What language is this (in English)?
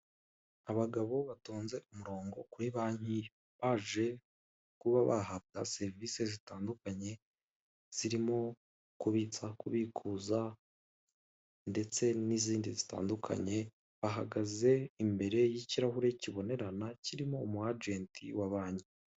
Kinyarwanda